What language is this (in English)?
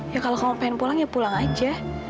Indonesian